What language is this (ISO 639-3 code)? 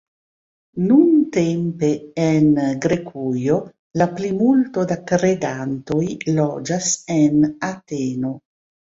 epo